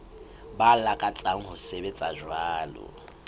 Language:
Southern Sotho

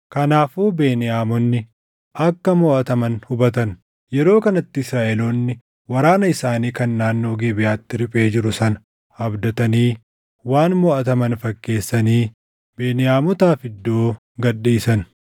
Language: Oromo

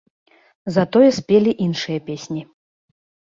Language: Belarusian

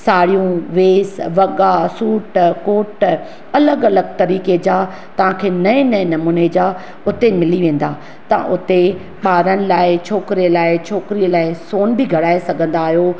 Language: Sindhi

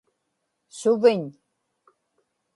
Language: Inupiaq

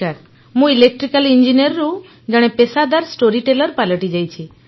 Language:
Odia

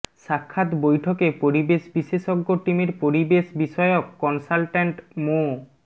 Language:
Bangla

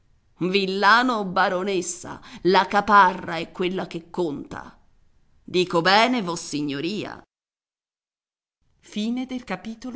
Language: Italian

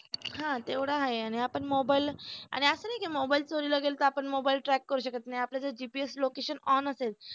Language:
Marathi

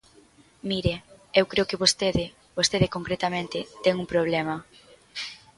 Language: Galician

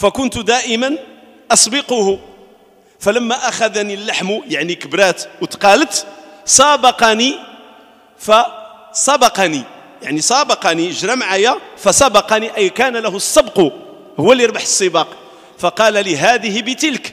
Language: Arabic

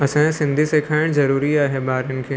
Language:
Sindhi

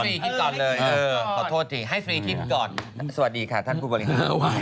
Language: Thai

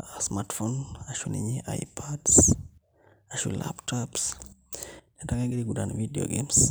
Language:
Masai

